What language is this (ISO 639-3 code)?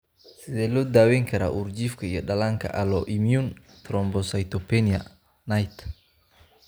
som